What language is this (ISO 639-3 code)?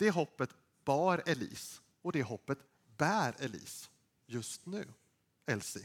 swe